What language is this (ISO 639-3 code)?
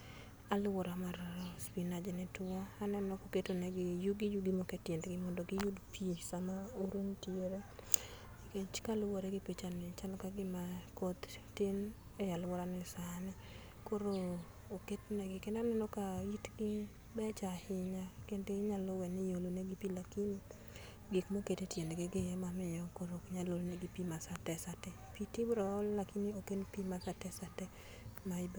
luo